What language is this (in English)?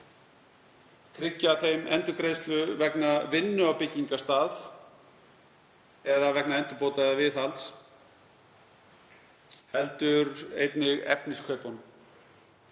Icelandic